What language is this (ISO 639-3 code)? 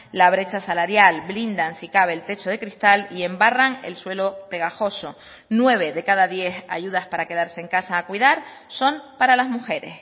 spa